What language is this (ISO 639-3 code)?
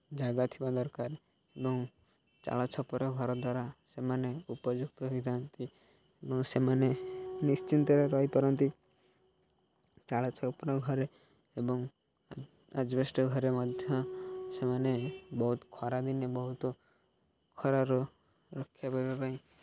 ori